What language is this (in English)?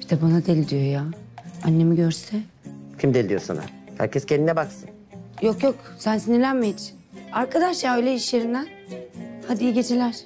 Turkish